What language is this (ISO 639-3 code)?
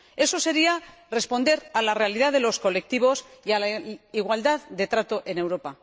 spa